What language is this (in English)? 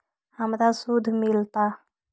Magahi